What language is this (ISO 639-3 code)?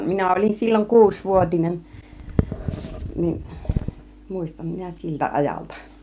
fin